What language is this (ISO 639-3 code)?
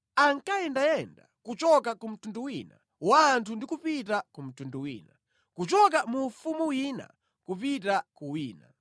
nya